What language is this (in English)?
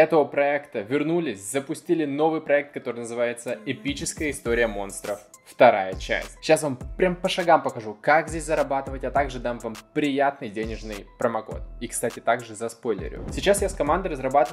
Russian